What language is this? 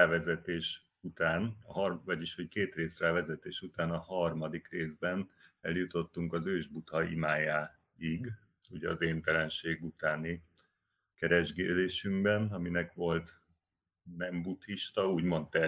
Hungarian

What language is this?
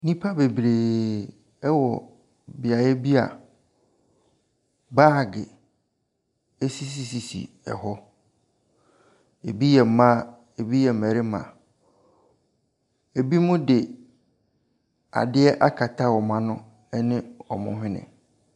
Akan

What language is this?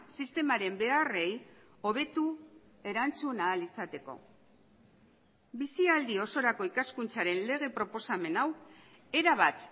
Basque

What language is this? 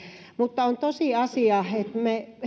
Finnish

